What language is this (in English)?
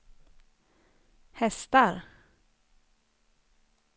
Swedish